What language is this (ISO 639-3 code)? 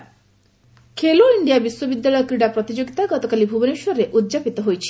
ori